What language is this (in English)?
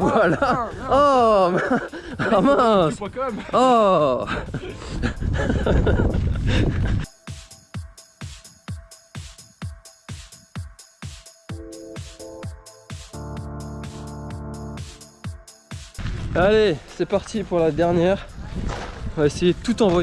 French